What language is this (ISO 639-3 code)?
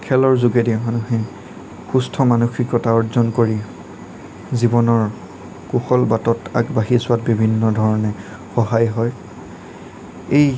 asm